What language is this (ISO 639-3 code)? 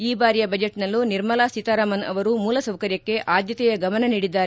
kan